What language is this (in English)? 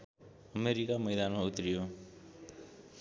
Nepali